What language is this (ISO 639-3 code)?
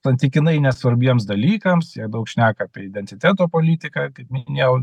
lit